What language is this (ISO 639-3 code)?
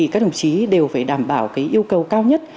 vie